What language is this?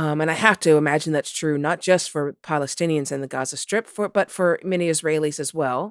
English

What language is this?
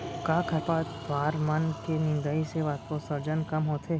Chhattisgarhi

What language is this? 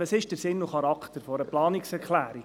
Swiss German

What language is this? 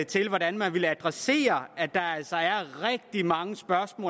Danish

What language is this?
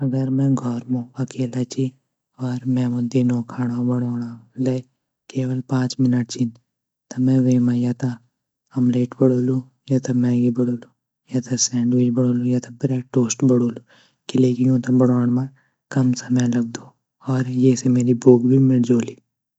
Garhwali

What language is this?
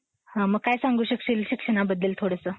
Marathi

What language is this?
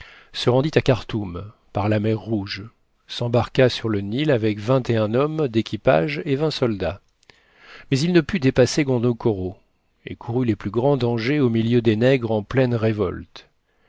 French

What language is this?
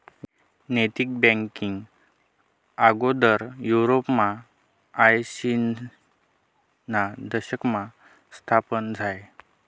Marathi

